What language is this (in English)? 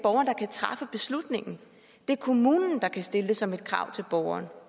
Danish